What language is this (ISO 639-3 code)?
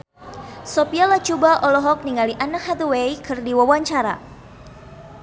sun